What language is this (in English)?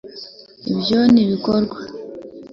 Kinyarwanda